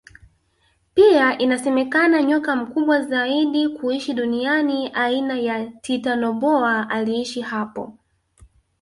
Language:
Swahili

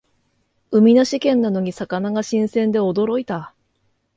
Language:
Japanese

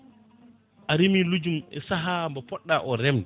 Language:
Fula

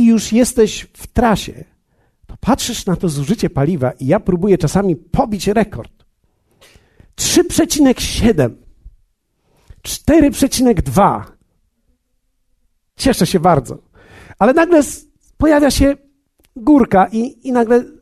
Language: Polish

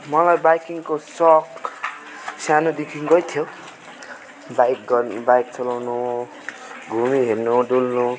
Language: Nepali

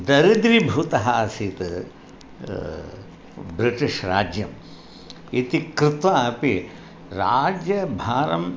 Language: Sanskrit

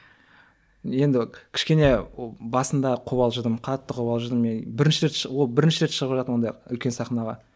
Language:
Kazakh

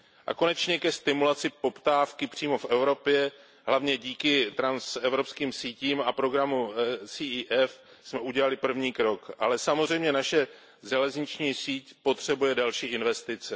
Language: Czech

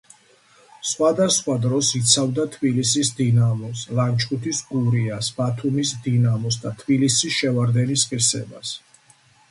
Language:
Georgian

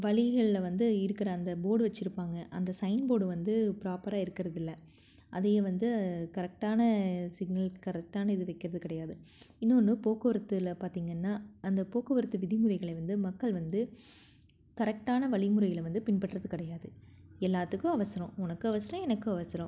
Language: Tamil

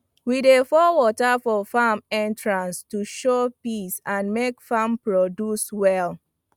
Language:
Nigerian Pidgin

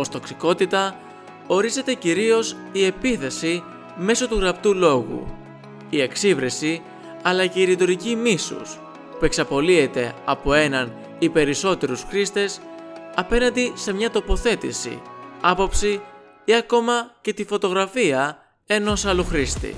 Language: Greek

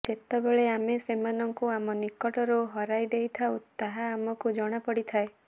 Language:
Odia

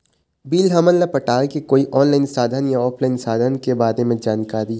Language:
Chhattisgarhi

